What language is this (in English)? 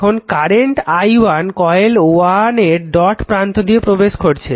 Bangla